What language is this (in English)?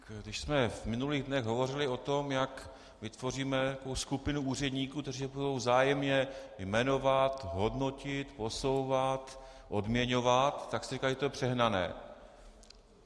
Czech